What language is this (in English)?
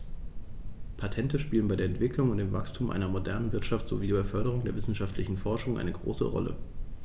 German